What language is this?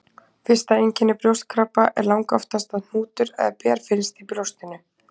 Icelandic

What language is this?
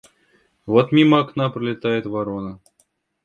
Russian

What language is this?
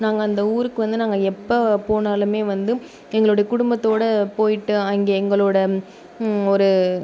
Tamil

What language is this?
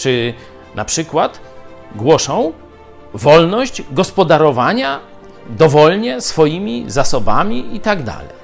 Polish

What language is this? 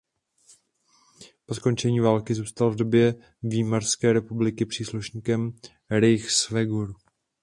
Czech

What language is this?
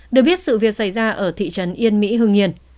Vietnamese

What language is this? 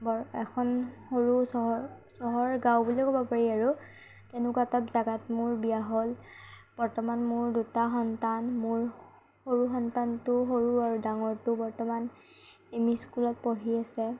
Assamese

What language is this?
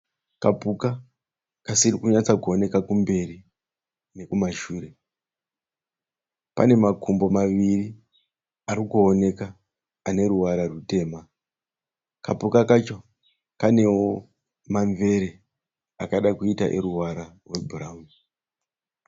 Shona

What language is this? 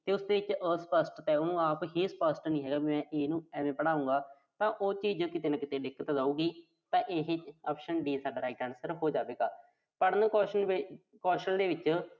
Punjabi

